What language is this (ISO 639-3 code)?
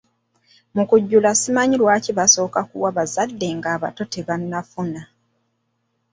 lug